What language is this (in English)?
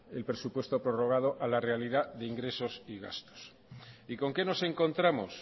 Spanish